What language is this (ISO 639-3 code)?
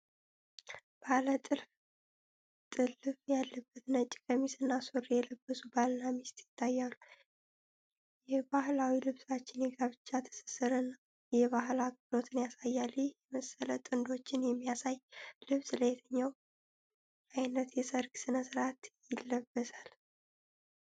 amh